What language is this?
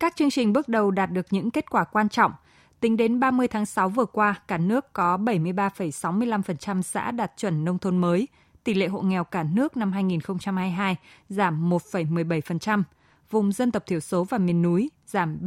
Vietnamese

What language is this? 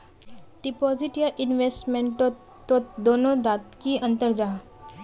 Magahi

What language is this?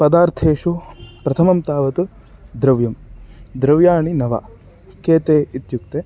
Sanskrit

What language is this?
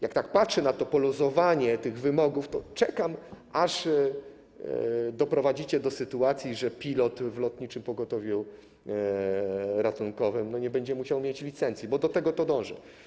Polish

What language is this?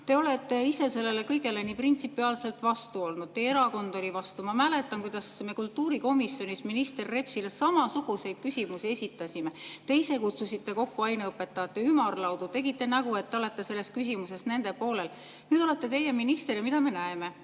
Estonian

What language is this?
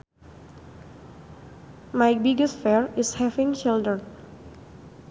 Sundanese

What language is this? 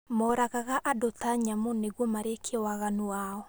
Kikuyu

